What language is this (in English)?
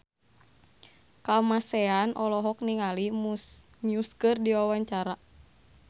Sundanese